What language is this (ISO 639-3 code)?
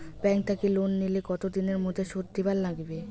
ben